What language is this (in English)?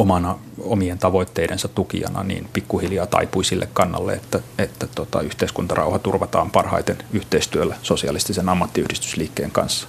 Finnish